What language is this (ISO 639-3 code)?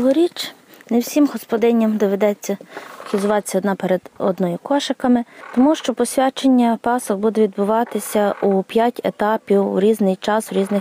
ukr